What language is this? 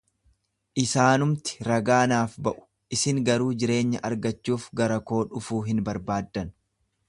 Oromo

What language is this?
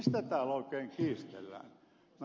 Finnish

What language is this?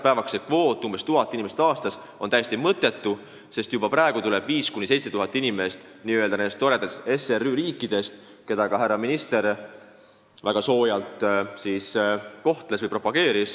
Estonian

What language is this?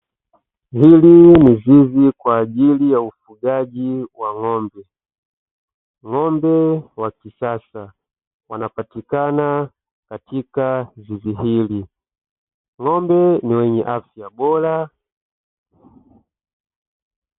Swahili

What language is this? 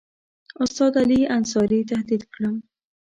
Pashto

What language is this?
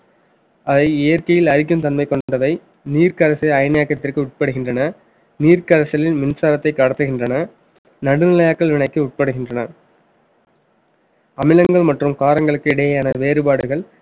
Tamil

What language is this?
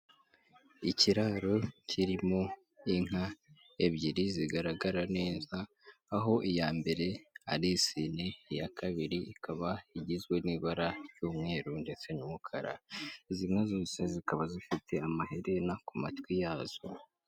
Kinyarwanda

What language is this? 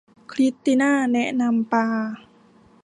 Thai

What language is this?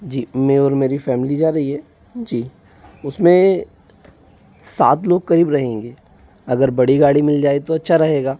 Hindi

